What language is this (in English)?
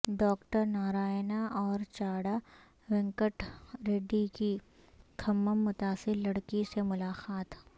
Urdu